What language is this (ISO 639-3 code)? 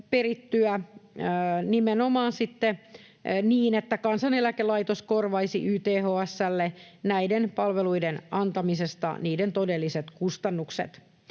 fin